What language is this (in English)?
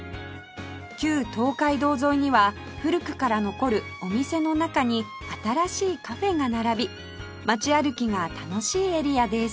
Japanese